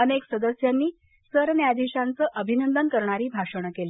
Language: Marathi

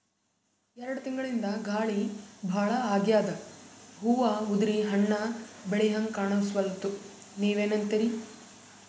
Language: Kannada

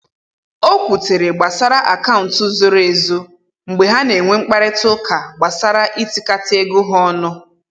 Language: Igbo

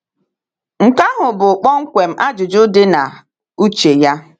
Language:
Igbo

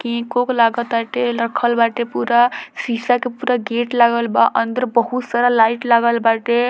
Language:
Bhojpuri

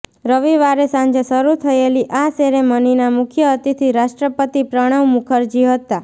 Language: Gujarati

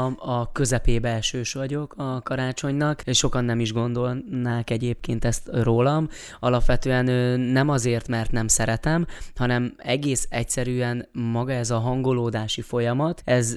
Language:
Hungarian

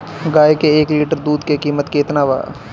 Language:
Bhojpuri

